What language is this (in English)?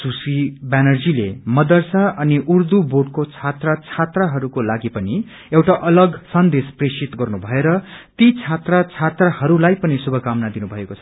Nepali